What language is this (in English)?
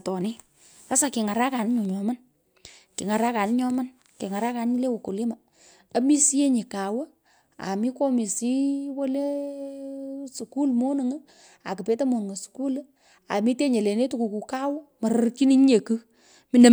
Pökoot